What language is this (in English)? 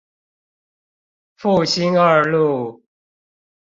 Chinese